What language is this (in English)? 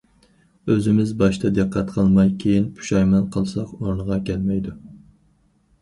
Uyghur